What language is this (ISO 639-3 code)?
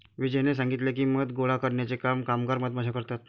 mar